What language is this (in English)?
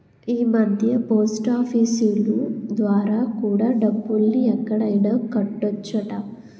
Telugu